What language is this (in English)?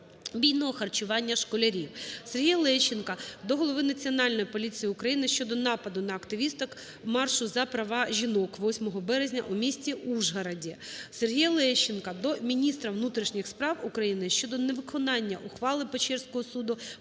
Ukrainian